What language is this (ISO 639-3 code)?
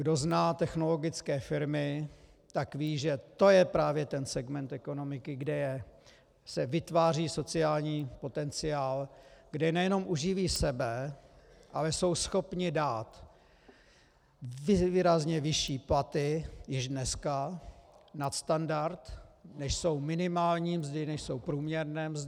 ces